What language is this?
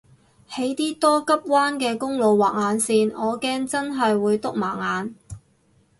Cantonese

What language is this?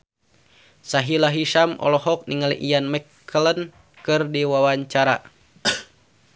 Sundanese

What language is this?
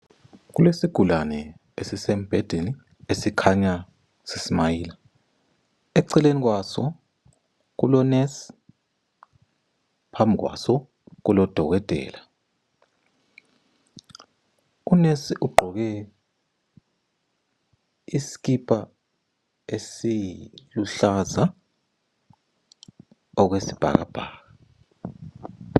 North Ndebele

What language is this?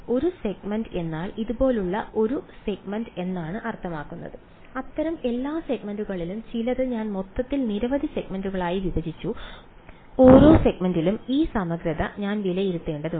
Malayalam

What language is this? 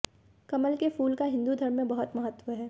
Hindi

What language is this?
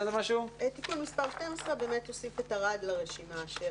Hebrew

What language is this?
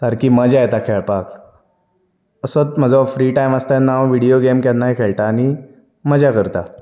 Konkani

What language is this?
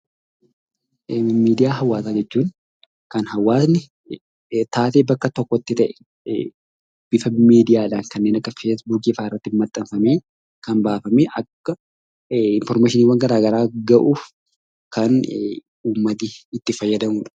Oromo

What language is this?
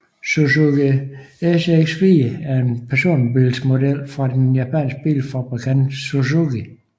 Danish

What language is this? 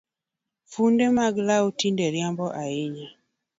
Luo (Kenya and Tanzania)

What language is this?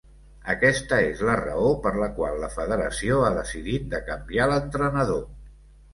Catalan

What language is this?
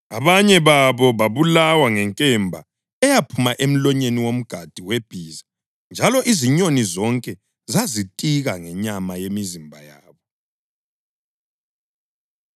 North Ndebele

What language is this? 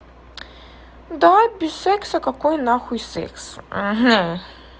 Russian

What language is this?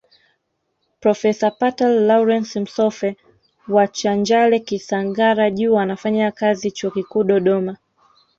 Swahili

